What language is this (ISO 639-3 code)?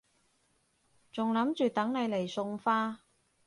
yue